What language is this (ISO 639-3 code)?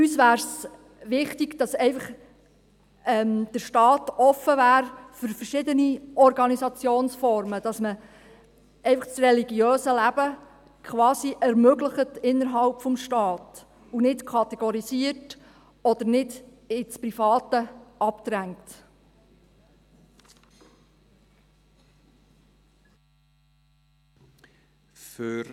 gsw